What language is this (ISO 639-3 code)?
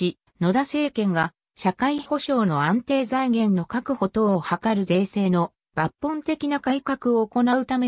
jpn